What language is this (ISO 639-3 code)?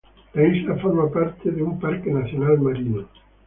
spa